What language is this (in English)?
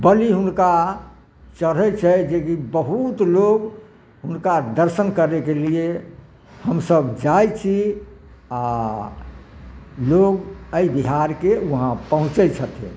Maithili